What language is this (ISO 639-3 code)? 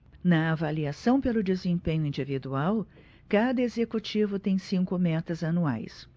por